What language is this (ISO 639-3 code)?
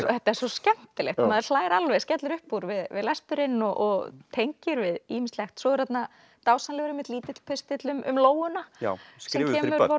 isl